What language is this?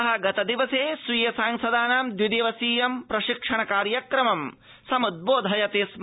Sanskrit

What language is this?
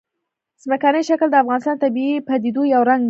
Pashto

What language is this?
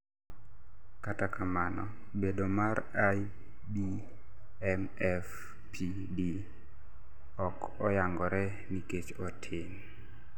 Luo (Kenya and Tanzania)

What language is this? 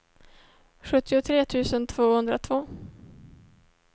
Swedish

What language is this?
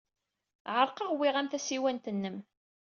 Kabyle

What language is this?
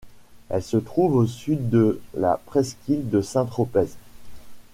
French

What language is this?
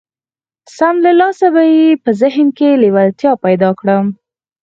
Pashto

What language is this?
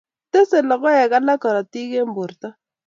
Kalenjin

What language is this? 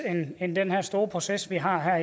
Danish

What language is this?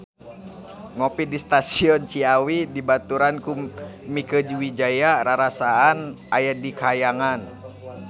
Sundanese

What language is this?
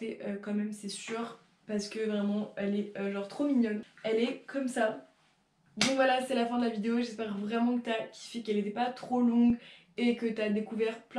French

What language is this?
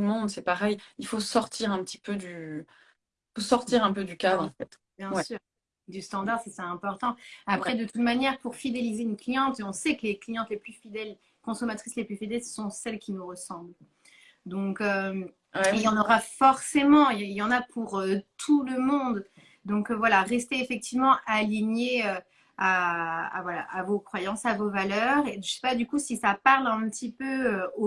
French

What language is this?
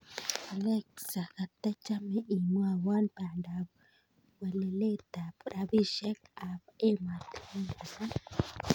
Kalenjin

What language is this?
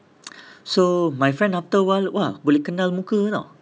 English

